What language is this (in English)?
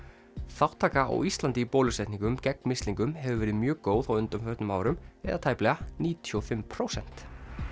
Icelandic